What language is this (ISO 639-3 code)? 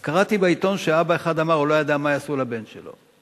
heb